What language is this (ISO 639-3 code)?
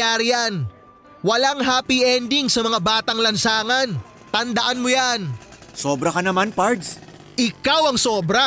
fil